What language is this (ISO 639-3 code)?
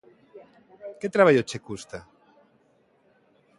glg